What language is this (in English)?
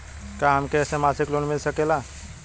Bhojpuri